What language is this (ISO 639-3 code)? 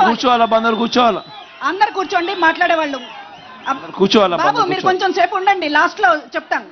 tel